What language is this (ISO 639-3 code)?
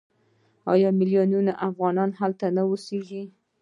pus